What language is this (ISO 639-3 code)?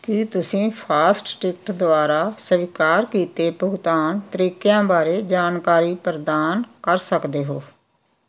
pan